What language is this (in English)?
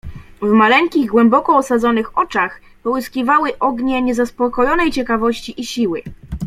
Polish